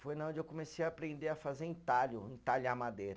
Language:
Portuguese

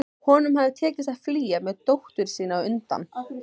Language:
Icelandic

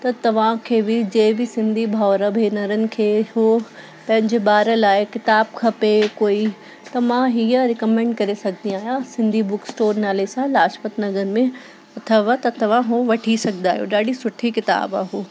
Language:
Sindhi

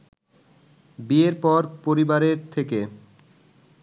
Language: Bangla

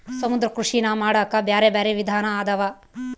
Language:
Kannada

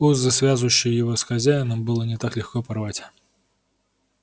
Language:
Russian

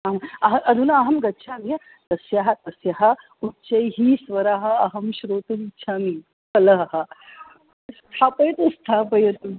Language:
Sanskrit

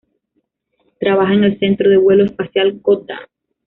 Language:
Spanish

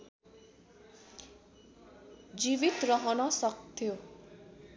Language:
Nepali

